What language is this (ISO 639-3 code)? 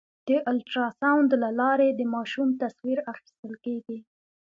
pus